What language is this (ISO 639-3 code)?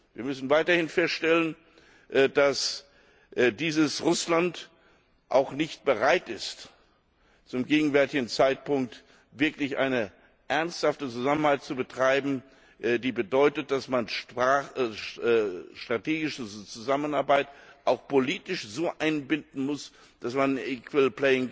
deu